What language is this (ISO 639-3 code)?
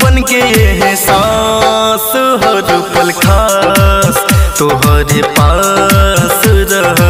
hin